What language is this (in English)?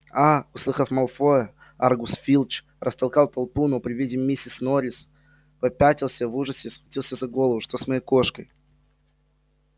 Russian